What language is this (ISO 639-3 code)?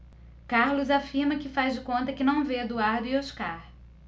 por